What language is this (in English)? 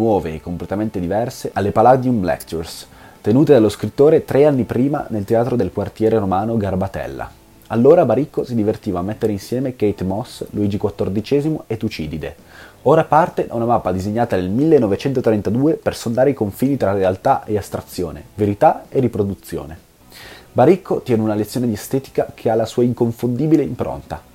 Italian